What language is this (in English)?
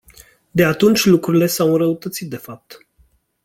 Romanian